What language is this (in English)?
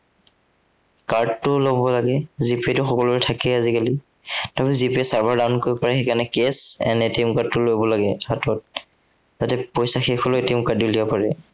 Assamese